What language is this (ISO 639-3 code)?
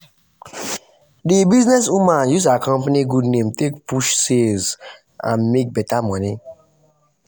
pcm